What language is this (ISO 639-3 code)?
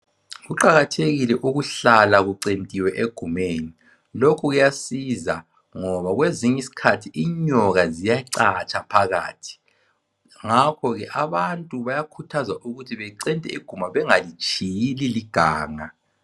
nde